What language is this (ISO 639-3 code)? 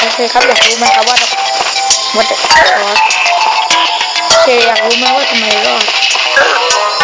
tha